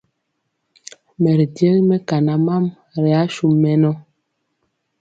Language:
Mpiemo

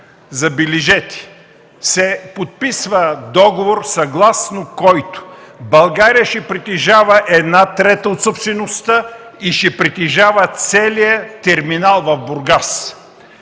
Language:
Bulgarian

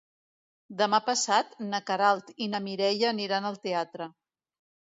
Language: Catalan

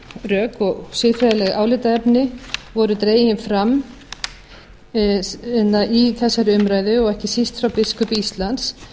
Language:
Icelandic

